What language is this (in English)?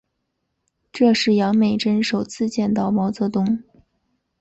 Chinese